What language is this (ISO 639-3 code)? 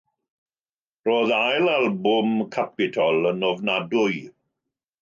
cym